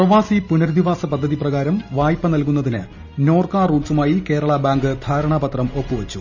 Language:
Malayalam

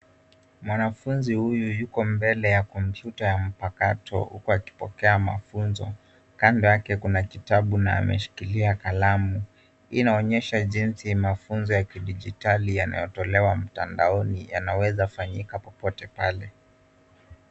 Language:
Swahili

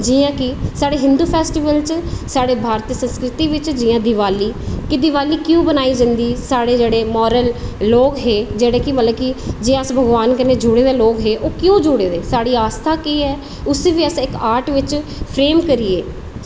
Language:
Dogri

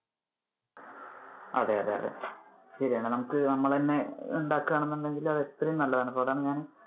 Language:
Malayalam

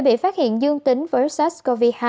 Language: Vietnamese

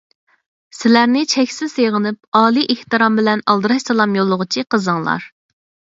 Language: Uyghur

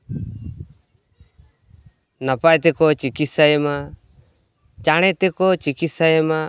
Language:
Santali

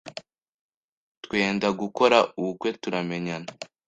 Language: Kinyarwanda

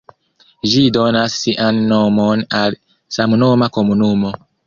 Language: Esperanto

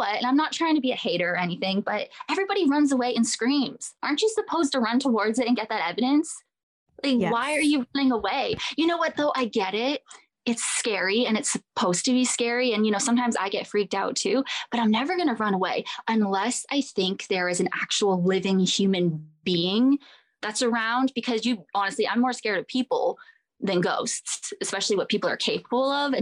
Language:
English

